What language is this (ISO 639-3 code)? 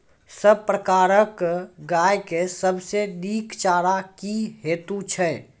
mai